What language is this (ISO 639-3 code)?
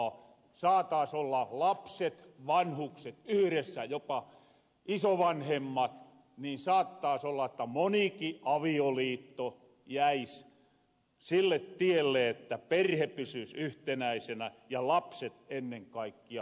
fin